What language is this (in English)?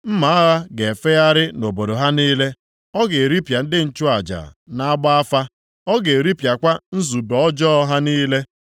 Igbo